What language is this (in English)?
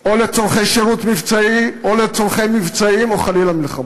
Hebrew